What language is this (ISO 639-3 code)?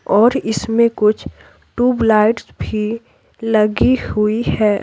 hin